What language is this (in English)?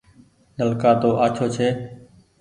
Goaria